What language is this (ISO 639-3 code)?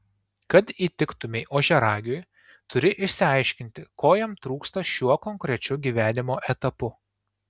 lit